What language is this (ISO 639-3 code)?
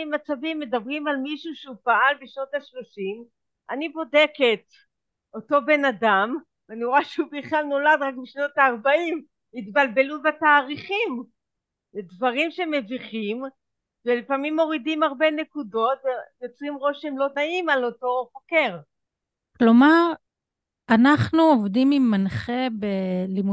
heb